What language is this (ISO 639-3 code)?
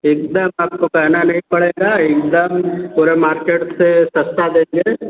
hin